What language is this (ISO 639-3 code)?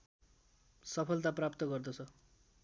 nep